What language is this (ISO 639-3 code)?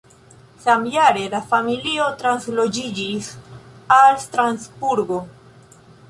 epo